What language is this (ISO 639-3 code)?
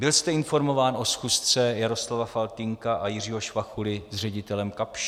ces